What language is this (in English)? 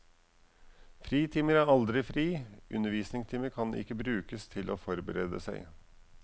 Norwegian